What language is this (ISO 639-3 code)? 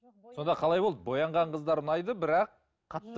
kaz